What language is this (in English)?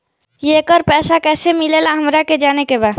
Bhojpuri